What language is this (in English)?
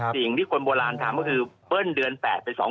Thai